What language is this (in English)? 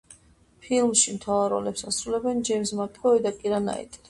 Georgian